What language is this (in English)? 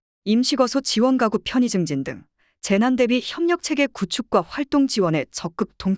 Korean